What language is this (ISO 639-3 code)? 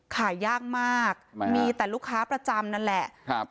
tha